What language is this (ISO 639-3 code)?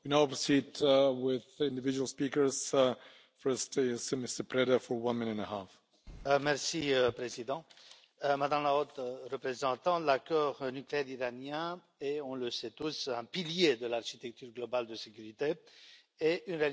fra